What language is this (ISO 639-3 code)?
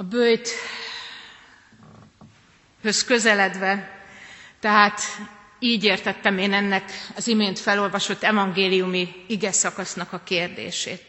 hun